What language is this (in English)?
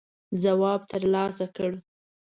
Pashto